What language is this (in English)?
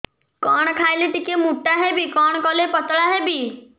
Odia